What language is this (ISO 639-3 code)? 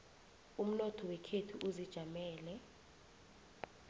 nbl